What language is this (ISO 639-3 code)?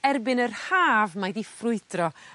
cym